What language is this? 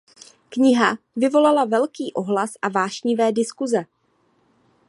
Czech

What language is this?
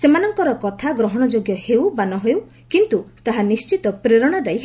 Odia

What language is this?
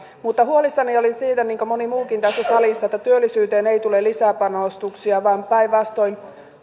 Finnish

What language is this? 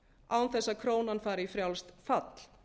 Icelandic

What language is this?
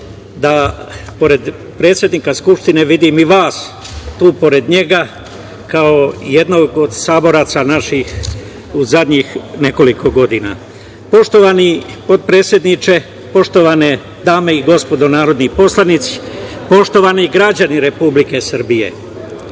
Serbian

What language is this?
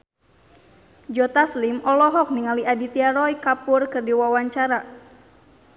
Sundanese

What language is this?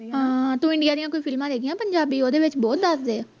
Punjabi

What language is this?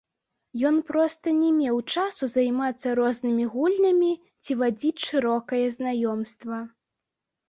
Belarusian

